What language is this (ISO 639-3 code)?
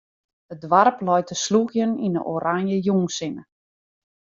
fry